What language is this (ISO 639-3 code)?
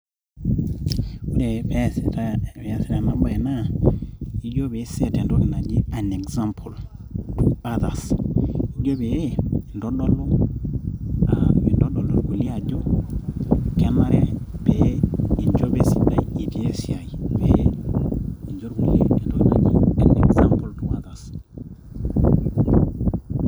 mas